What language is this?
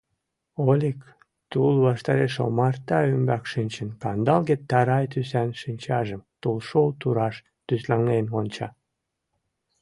Mari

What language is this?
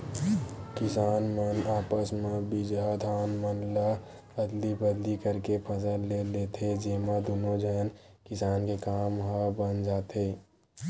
Chhattisgarhi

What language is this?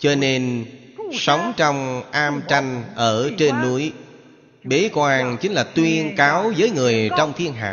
Vietnamese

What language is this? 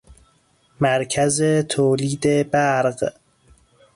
Persian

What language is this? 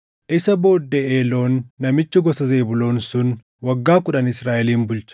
Oromo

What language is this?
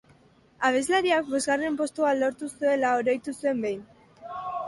Basque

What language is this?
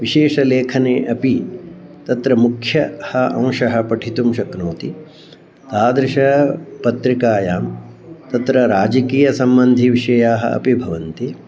Sanskrit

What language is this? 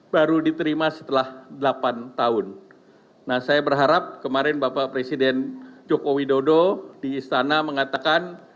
Indonesian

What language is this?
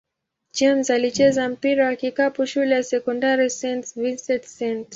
Swahili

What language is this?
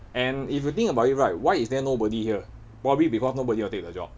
English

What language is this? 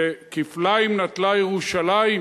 Hebrew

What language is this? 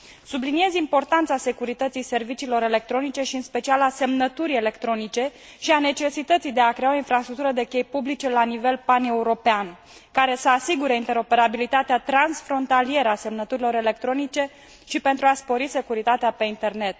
Romanian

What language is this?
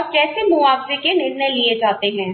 Hindi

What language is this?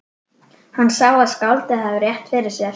Icelandic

